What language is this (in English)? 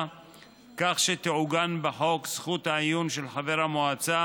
Hebrew